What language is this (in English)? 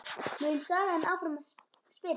Icelandic